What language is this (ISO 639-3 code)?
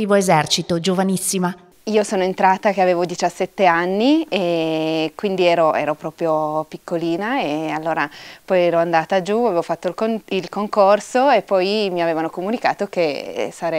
ita